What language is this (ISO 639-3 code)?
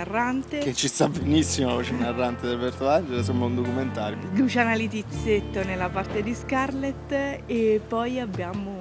ita